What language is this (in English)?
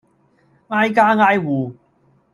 Cantonese